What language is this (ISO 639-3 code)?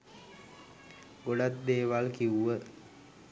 sin